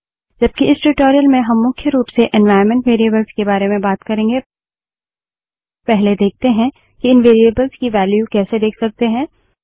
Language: Hindi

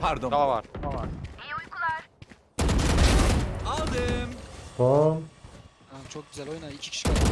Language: Turkish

